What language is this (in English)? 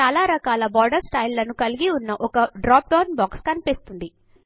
Telugu